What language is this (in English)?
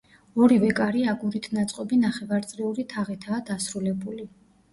Georgian